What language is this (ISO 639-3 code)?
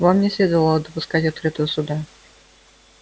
rus